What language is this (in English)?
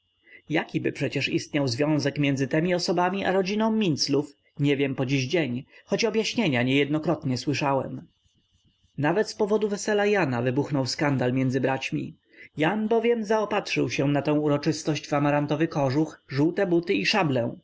Polish